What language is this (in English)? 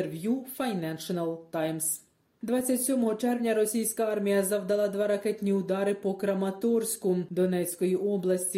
Ukrainian